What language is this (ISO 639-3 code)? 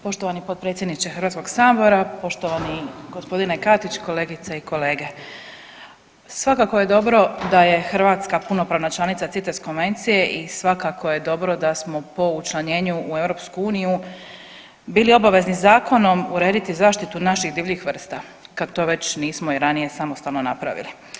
hrv